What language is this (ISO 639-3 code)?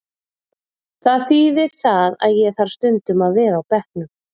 isl